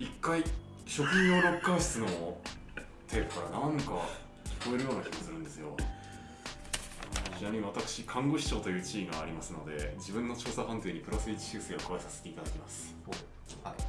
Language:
Japanese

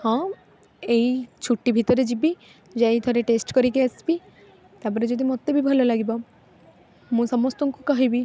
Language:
Odia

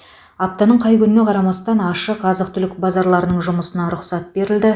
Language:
Kazakh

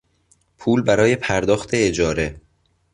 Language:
Persian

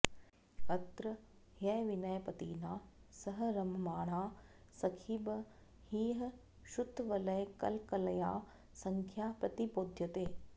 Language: Sanskrit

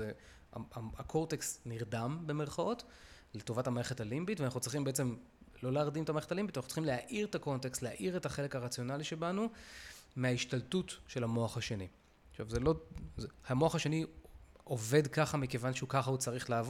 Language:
Hebrew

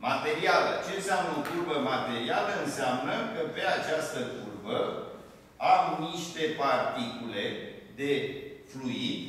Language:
Romanian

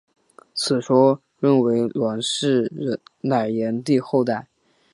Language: Chinese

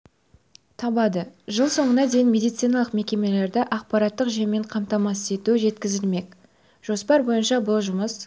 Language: Kazakh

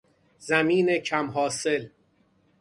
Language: Persian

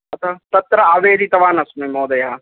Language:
Sanskrit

